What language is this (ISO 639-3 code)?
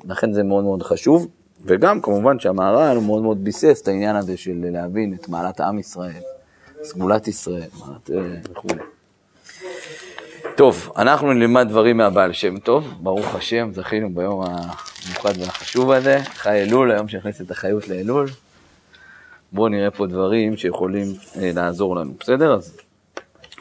heb